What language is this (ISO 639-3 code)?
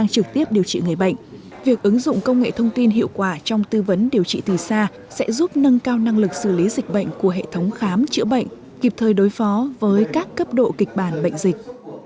vie